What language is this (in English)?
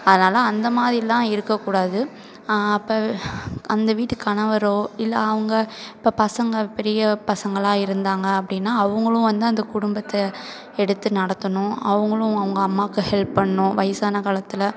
Tamil